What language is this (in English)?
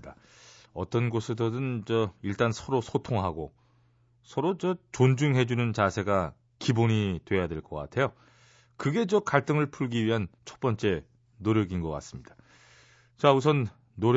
Korean